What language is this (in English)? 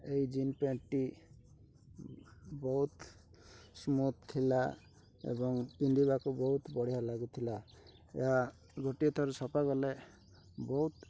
Odia